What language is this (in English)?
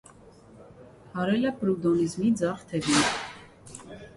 Armenian